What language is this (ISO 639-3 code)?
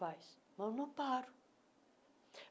por